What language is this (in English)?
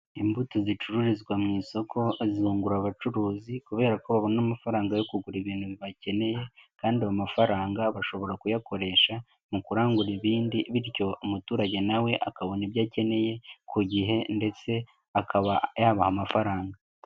Kinyarwanda